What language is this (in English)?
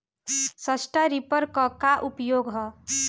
Bhojpuri